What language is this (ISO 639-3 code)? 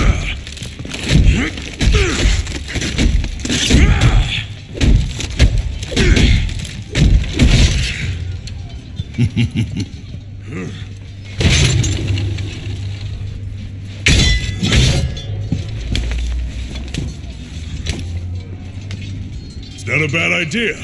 eng